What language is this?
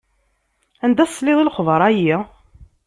Kabyle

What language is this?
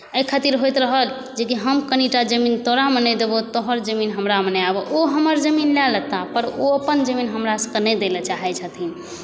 Maithili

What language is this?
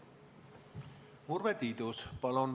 Estonian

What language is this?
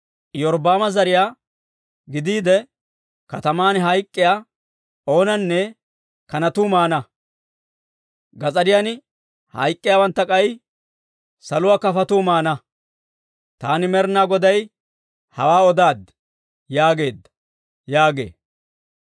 Dawro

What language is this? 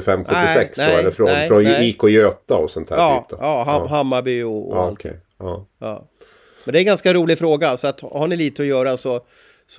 Swedish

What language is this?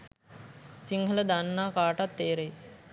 Sinhala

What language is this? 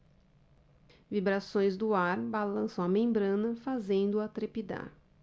Portuguese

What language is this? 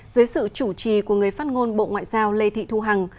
Vietnamese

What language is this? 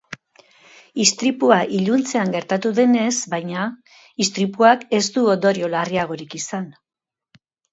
Basque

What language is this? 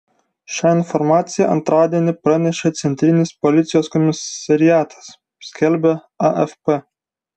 Lithuanian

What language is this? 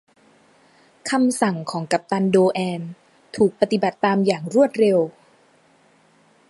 Thai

